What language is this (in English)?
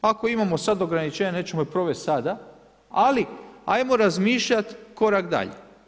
Croatian